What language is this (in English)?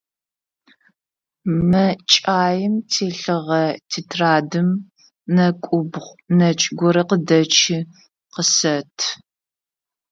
Adyghe